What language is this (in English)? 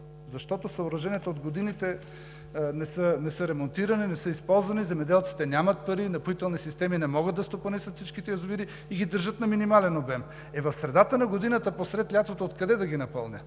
Bulgarian